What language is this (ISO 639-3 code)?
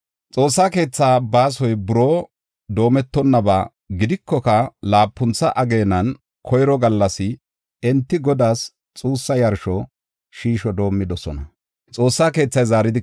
gof